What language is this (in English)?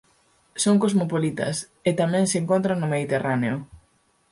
Galician